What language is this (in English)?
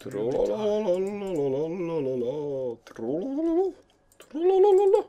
Polish